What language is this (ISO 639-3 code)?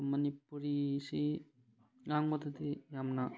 mni